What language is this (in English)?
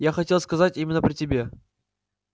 Russian